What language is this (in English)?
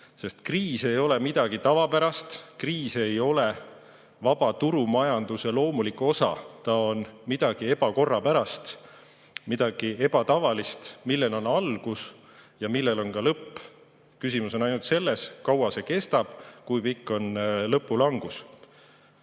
Estonian